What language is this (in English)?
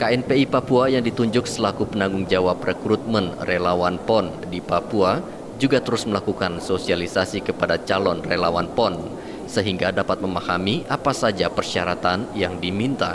Indonesian